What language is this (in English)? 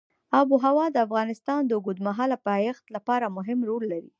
Pashto